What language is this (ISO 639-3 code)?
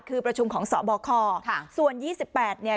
tha